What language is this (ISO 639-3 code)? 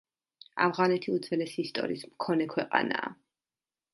kat